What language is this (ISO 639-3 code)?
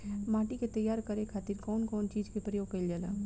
bho